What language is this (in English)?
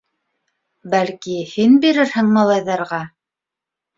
Bashkir